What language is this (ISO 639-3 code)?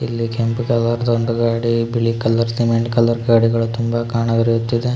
kan